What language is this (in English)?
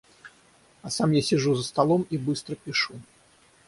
Russian